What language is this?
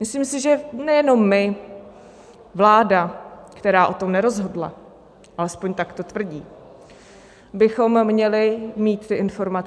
Czech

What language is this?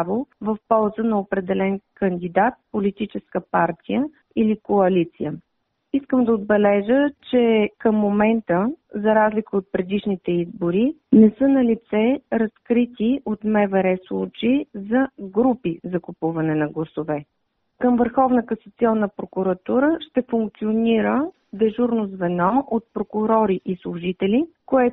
Bulgarian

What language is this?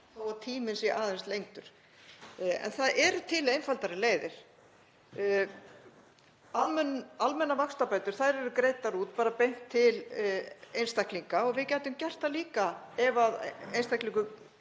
Icelandic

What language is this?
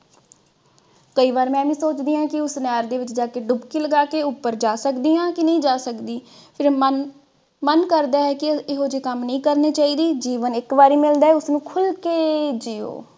Punjabi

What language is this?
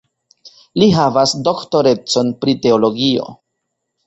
Esperanto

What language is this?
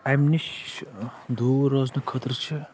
Kashmiri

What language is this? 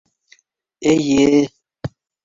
Bashkir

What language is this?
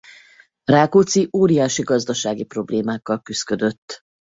Hungarian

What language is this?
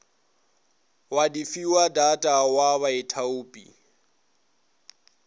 Northern Sotho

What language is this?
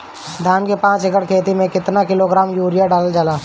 Bhojpuri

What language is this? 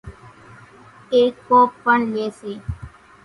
Kachi Koli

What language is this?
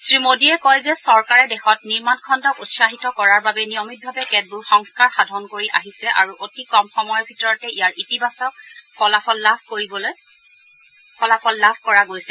Assamese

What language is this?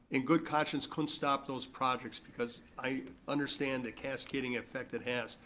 English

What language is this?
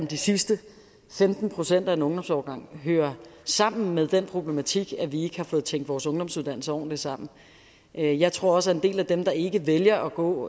Danish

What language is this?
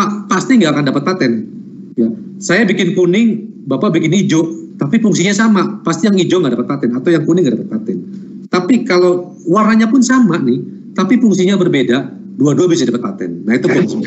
Indonesian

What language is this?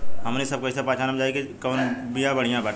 Bhojpuri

